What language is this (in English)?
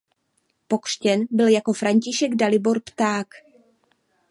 Czech